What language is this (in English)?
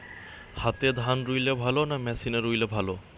Bangla